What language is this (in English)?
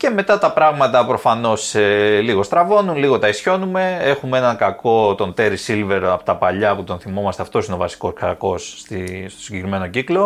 Greek